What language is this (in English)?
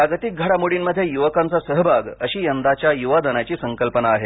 Marathi